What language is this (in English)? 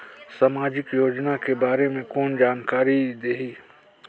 Chhattisgarhi